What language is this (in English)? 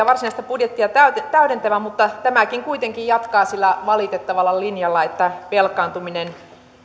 Finnish